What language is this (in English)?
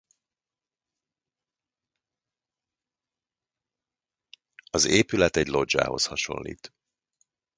Hungarian